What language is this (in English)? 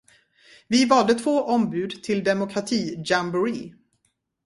Swedish